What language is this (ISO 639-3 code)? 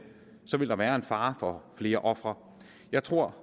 dan